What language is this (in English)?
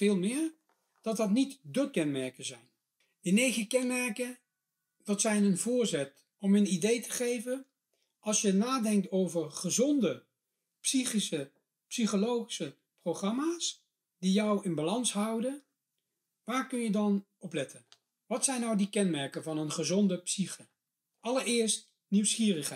Dutch